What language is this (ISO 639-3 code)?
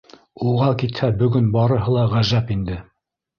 bak